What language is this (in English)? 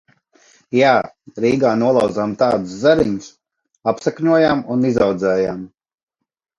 Latvian